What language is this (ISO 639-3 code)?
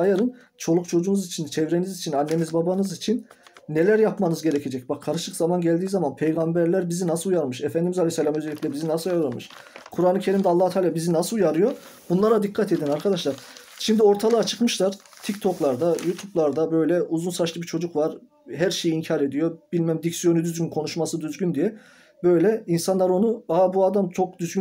tur